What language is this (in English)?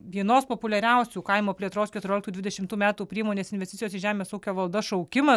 Lithuanian